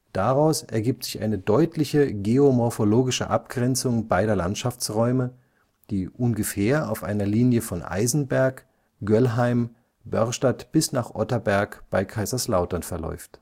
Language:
German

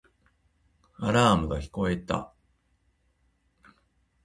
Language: Japanese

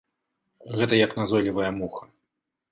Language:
Belarusian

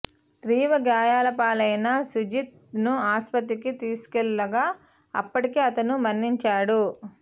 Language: Telugu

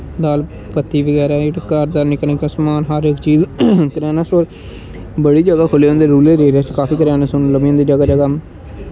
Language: Dogri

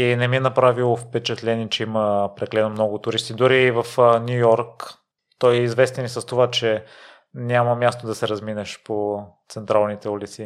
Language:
Bulgarian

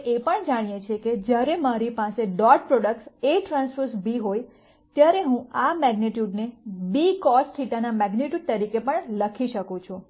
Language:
Gujarati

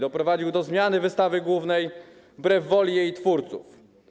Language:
Polish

